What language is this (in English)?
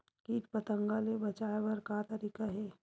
Chhattisgarhi